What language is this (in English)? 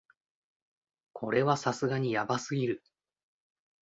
Japanese